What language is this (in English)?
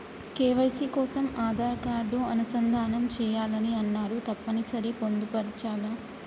Telugu